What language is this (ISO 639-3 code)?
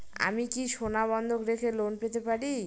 ben